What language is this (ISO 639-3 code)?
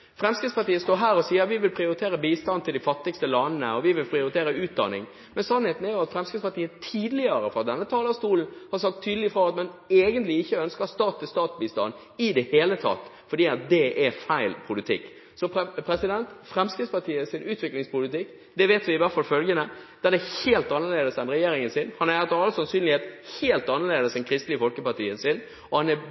nob